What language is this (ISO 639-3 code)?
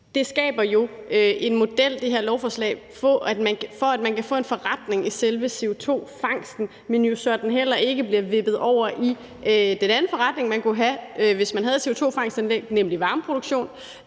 dan